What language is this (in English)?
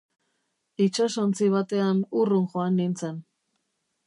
Basque